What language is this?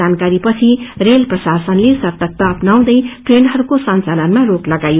Nepali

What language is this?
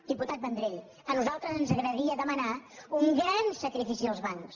Catalan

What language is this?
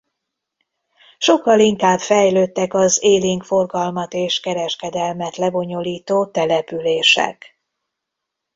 Hungarian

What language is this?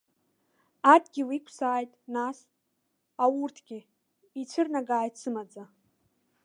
Abkhazian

